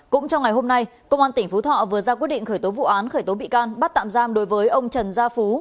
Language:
Vietnamese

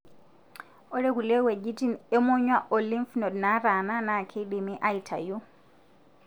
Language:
Masai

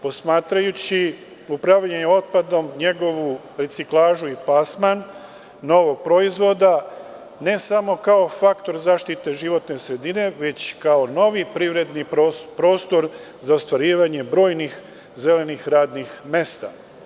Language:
Serbian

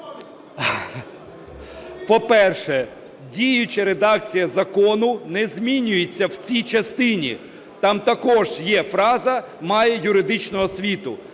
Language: Ukrainian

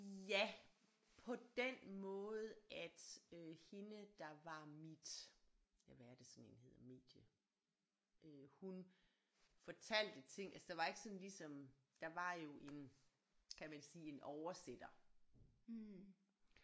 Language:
Danish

